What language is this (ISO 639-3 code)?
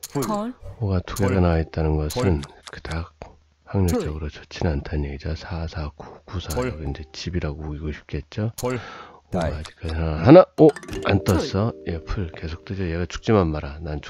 kor